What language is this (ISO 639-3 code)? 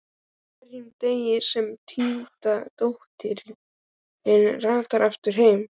isl